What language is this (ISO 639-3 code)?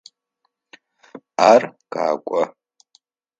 ady